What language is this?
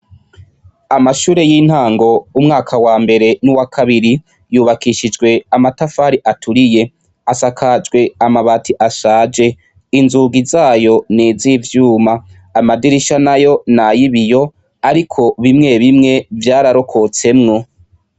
Rundi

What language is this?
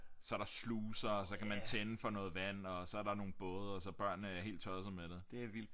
Danish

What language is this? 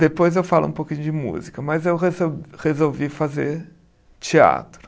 Portuguese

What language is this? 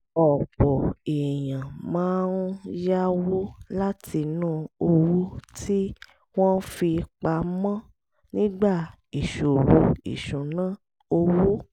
Yoruba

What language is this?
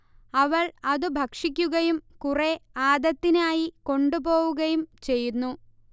Malayalam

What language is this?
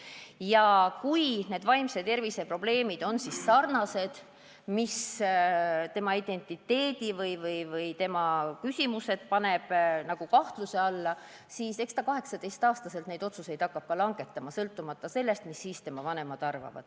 Estonian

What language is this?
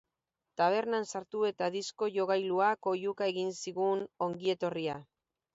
Basque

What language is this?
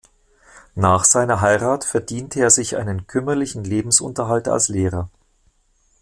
German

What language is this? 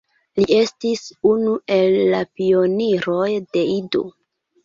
Esperanto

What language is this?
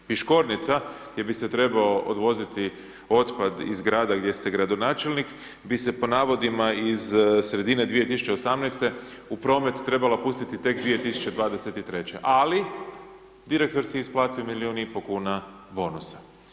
Croatian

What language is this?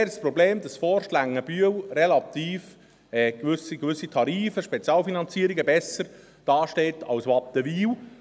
Swiss German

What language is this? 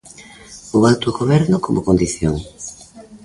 Galician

